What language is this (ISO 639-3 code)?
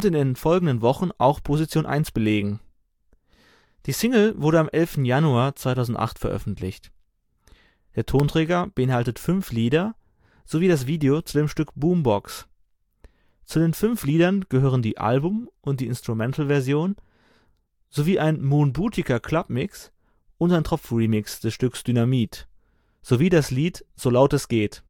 deu